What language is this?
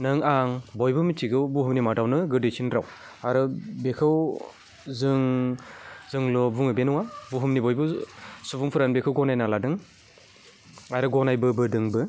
Bodo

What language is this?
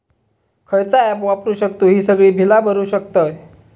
Marathi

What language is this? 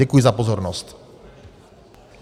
Czech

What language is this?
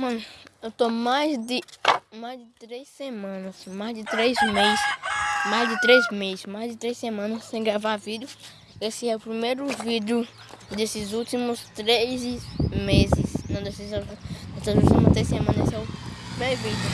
Portuguese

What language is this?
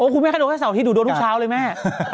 Thai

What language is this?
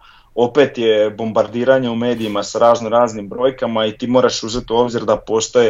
Croatian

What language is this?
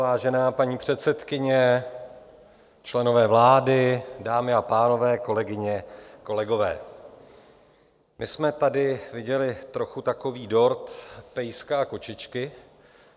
Czech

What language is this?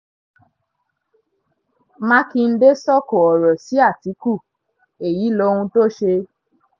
Yoruba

